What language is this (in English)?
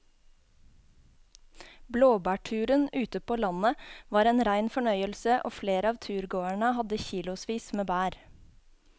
Norwegian